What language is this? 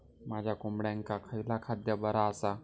Marathi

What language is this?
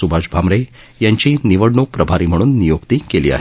Marathi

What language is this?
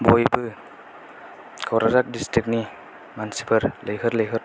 Bodo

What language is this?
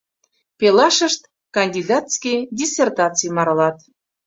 Mari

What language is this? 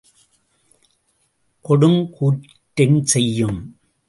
Tamil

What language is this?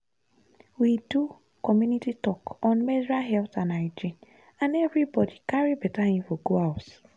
Nigerian Pidgin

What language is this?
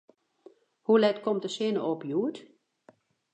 Western Frisian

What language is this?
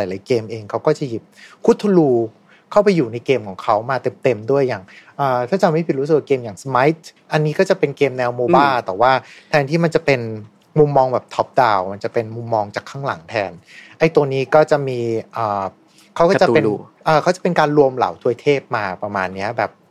Thai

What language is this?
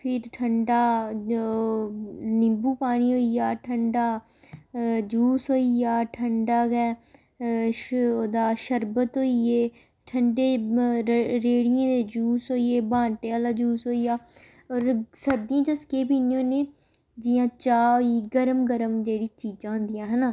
Dogri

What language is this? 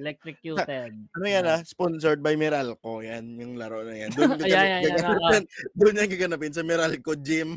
Filipino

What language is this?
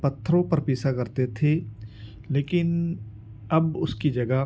Urdu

